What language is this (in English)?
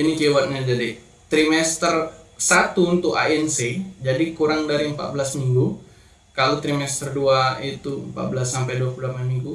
Indonesian